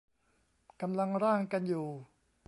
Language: Thai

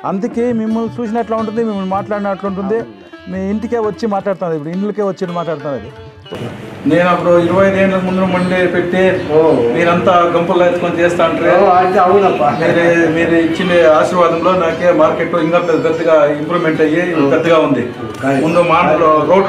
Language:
Romanian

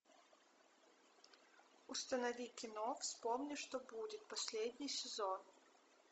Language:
Russian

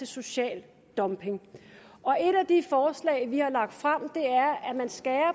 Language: Danish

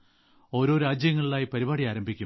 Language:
Malayalam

